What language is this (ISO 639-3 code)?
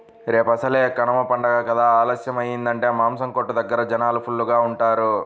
tel